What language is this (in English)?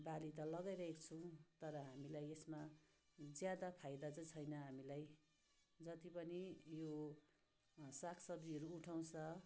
Nepali